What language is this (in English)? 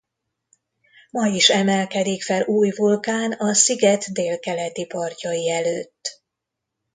Hungarian